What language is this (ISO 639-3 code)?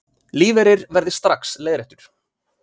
isl